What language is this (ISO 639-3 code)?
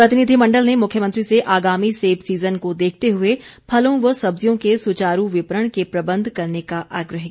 hin